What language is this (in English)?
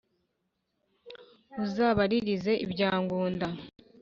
Kinyarwanda